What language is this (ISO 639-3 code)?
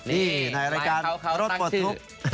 tha